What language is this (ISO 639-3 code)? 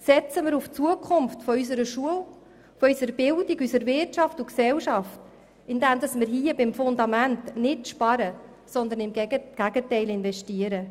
gsw